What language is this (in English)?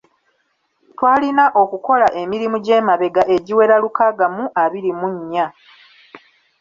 Ganda